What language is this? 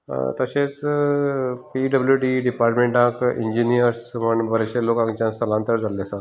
Konkani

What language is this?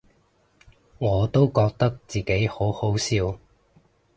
Cantonese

